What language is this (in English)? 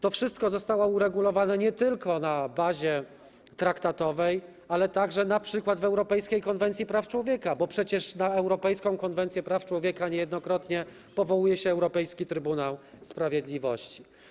Polish